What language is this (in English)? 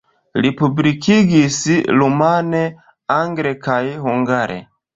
Esperanto